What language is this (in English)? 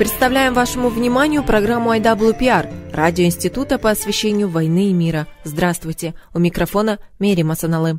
Russian